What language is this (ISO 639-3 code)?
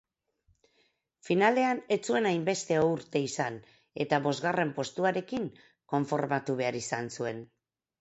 eus